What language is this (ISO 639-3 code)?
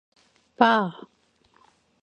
kor